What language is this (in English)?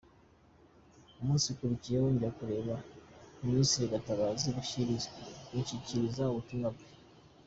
Kinyarwanda